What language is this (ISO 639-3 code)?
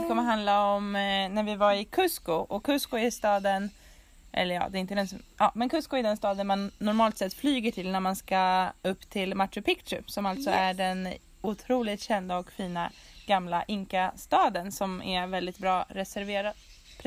swe